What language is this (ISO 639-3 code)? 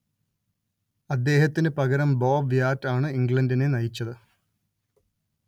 mal